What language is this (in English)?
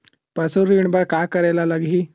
Chhattisgarhi